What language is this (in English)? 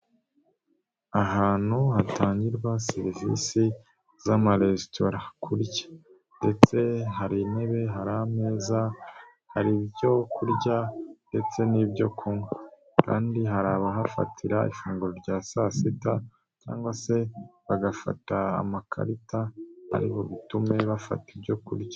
Kinyarwanda